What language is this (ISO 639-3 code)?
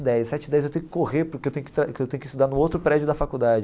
por